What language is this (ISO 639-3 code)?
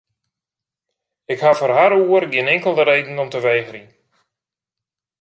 fry